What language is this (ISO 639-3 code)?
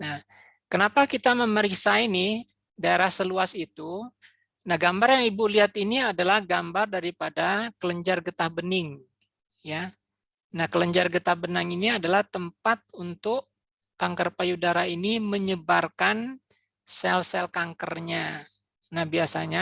ind